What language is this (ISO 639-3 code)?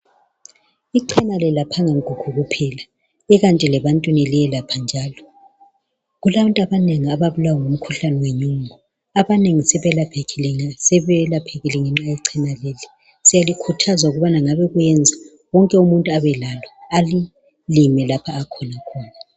nde